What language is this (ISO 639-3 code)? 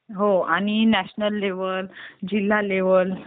mar